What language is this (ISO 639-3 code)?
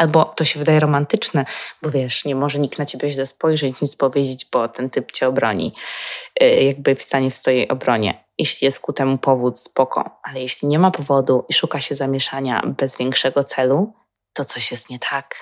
pol